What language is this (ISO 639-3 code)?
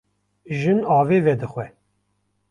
kur